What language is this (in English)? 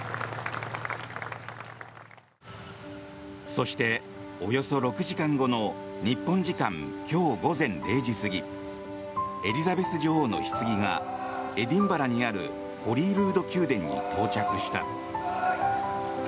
Japanese